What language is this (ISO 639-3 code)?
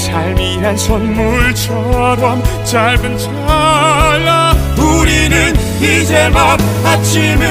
kor